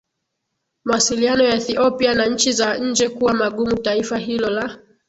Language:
Swahili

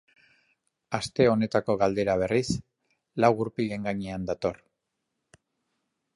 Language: Basque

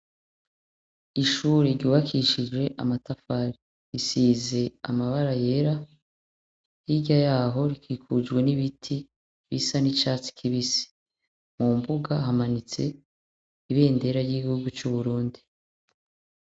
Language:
Rundi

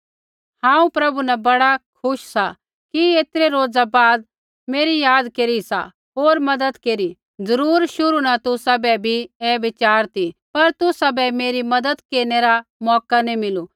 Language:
Kullu Pahari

